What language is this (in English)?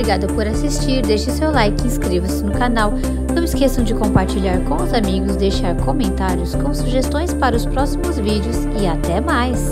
Portuguese